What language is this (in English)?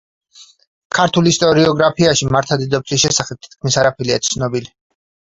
Georgian